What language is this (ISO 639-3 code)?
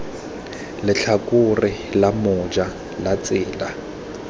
tsn